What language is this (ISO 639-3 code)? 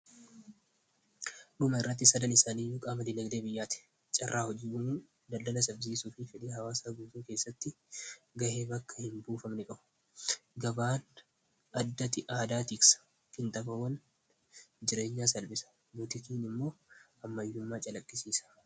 orm